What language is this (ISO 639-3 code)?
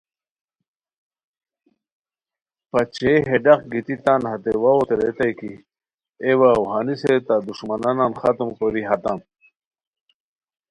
khw